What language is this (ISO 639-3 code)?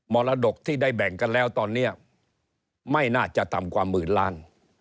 tha